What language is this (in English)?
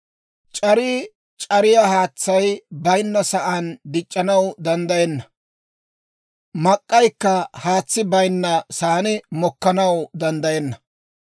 Dawro